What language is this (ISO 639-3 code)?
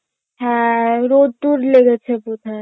ben